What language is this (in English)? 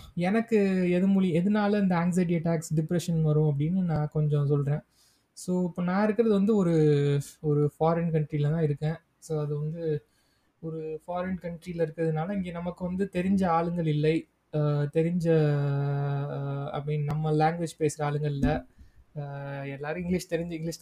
Tamil